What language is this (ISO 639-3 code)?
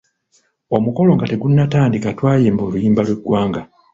lug